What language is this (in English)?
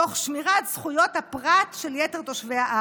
Hebrew